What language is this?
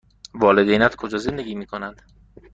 Persian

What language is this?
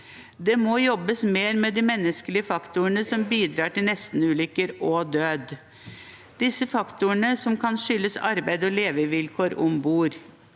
Norwegian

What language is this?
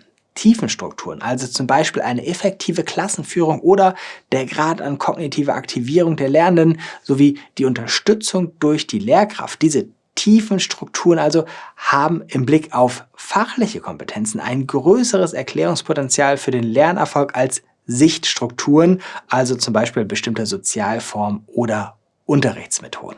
German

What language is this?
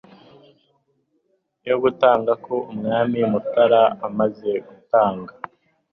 Kinyarwanda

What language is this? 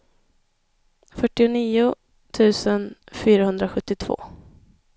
Swedish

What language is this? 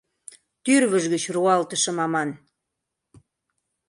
Mari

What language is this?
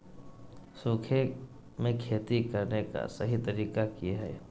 Magahi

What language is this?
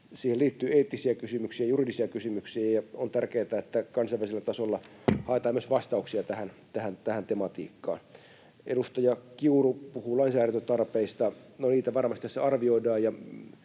Finnish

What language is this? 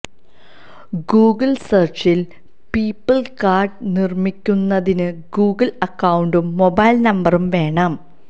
Malayalam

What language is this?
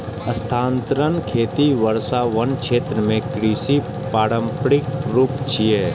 Maithili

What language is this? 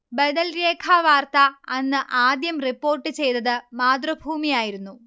Malayalam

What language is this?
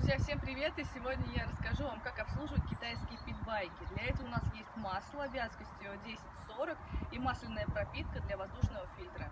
Russian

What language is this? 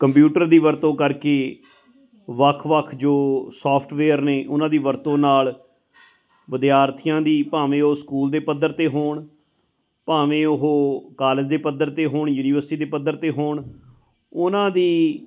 Punjabi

